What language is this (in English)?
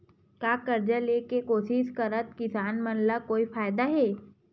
Chhattisgarhi